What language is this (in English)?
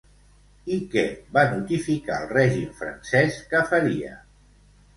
Catalan